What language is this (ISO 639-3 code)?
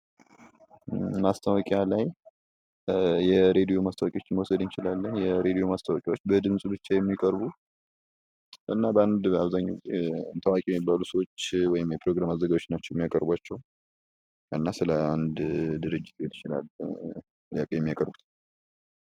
amh